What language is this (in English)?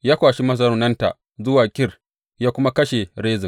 Hausa